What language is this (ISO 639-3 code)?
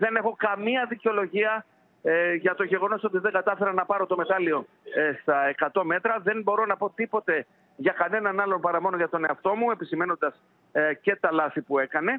ell